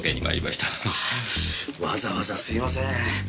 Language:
Japanese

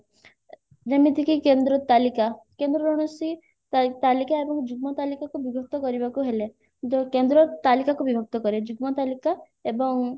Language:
Odia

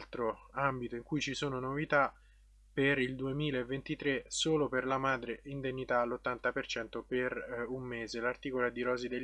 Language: Italian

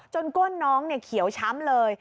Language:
Thai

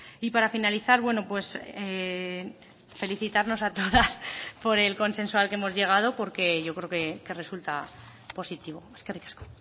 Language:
Spanish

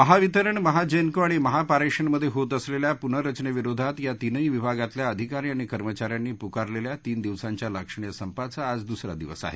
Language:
Marathi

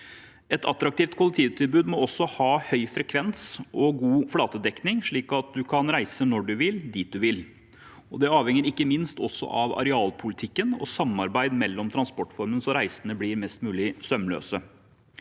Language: Norwegian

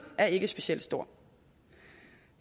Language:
Danish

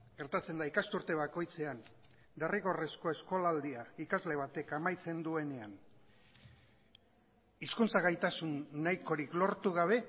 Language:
Basque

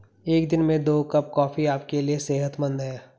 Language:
Hindi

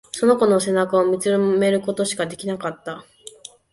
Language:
Japanese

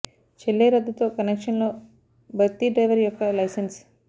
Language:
Telugu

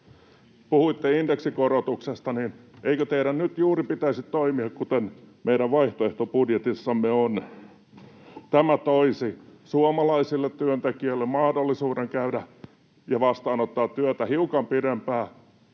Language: Finnish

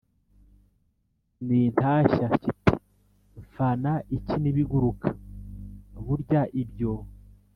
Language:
Kinyarwanda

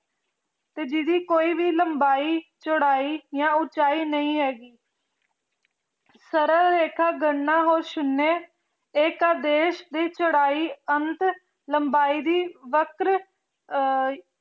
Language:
Punjabi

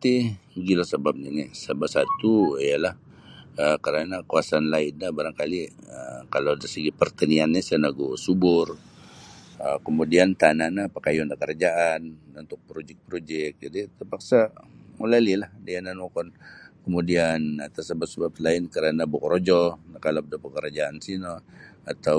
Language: Sabah Bisaya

